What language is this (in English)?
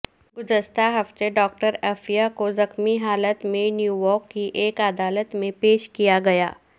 Urdu